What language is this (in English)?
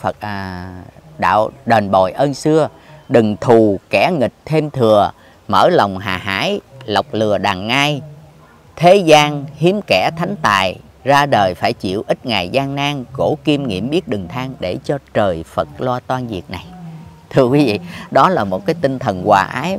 Vietnamese